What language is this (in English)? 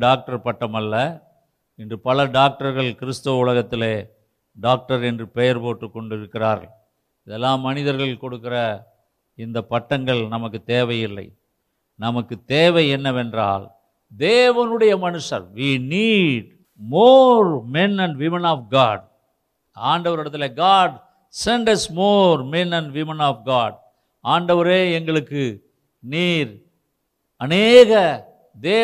Tamil